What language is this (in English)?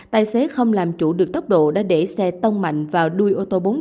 Vietnamese